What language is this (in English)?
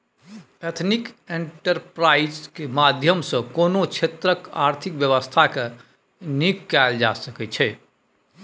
Maithili